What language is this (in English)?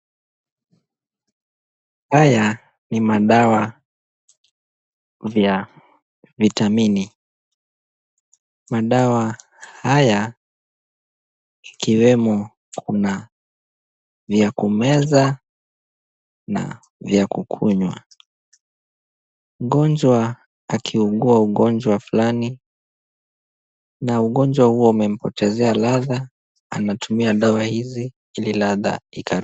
Swahili